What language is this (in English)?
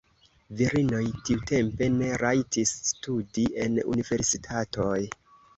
Esperanto